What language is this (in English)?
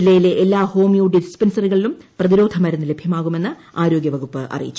Malayalam